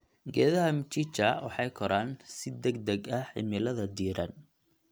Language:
Somali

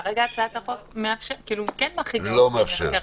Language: Hebrew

